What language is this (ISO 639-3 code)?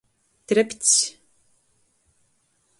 ltg